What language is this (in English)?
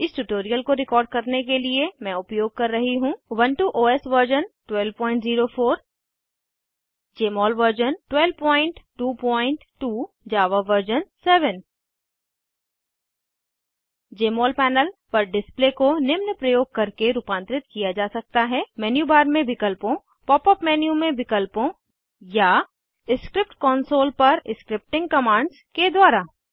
Hindi